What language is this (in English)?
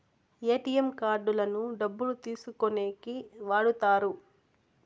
Telugu